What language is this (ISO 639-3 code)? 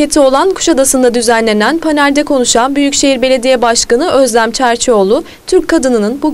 tur